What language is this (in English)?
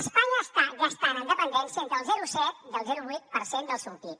Catalan